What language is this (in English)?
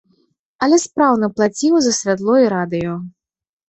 Belarusian